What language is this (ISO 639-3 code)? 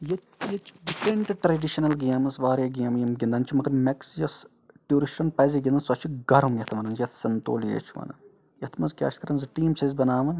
kas